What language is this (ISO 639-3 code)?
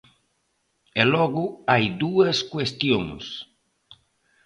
glg